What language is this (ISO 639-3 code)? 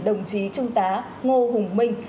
vie